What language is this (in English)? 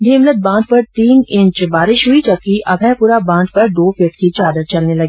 Hindi